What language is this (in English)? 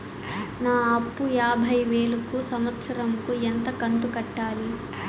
Telugu